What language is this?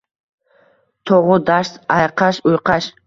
Uzbek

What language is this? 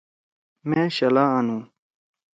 Torwali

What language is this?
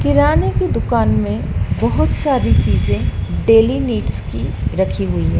Hindi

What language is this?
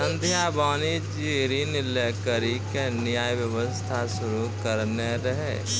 Maithili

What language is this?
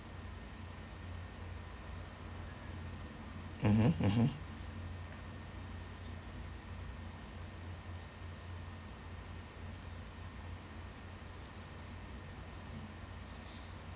English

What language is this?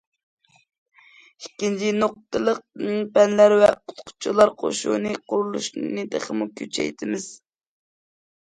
Uyghur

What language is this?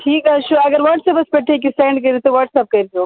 Kashmiri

